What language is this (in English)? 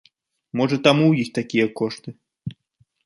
Belarusian